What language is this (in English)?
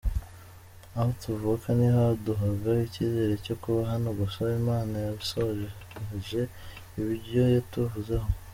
Kinyarwanda